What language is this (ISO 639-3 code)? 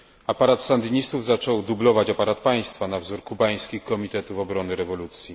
pol